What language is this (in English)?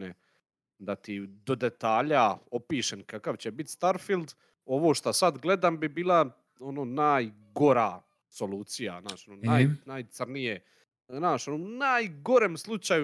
Croatian